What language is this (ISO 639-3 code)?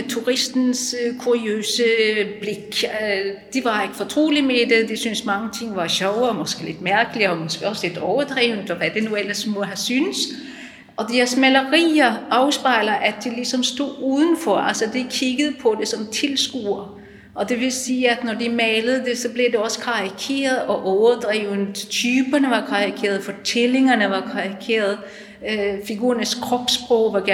dan